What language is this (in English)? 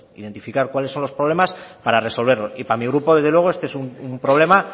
Spanish